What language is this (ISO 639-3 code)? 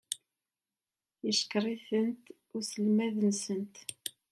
kab